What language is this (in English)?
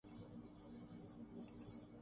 Urdu